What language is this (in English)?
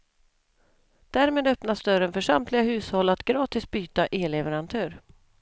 Swedish